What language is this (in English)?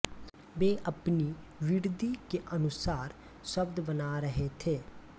Hindi